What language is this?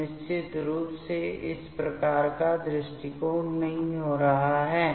Hindi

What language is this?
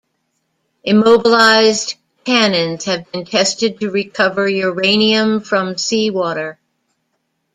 English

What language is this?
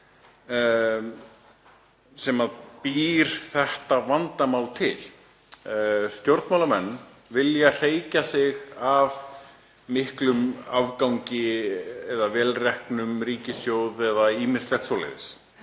Icelandic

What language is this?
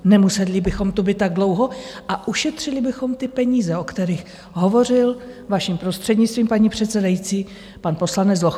Czech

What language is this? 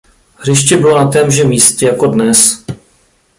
Czech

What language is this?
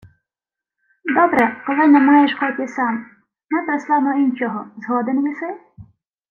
Ukrainian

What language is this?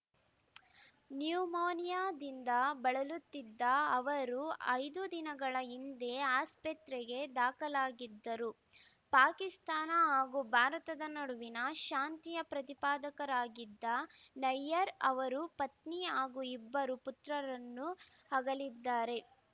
Kannada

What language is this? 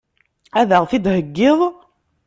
Kabyle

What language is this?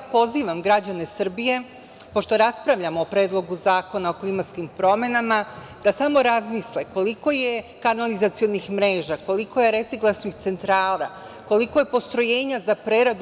Serbian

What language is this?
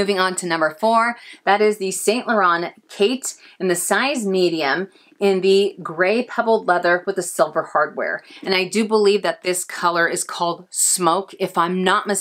English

